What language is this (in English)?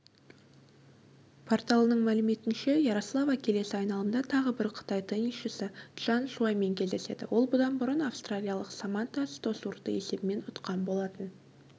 Kazakh